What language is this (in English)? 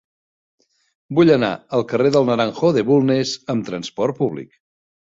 Catalan